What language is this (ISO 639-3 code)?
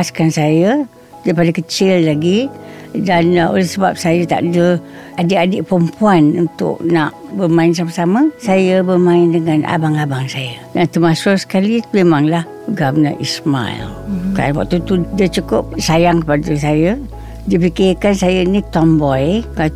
msa